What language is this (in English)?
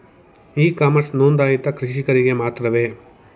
Kannada